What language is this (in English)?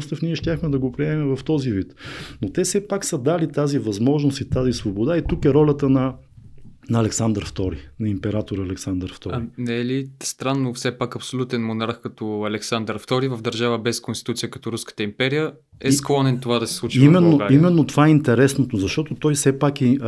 Bulgarian